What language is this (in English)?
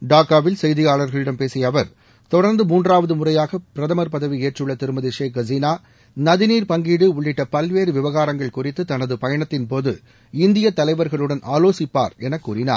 Tamil